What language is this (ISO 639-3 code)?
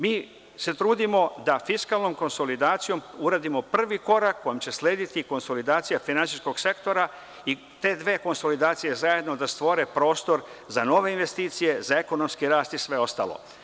srp